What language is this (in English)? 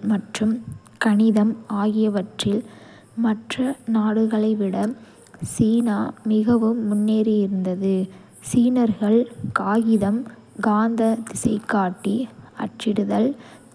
Kota (India)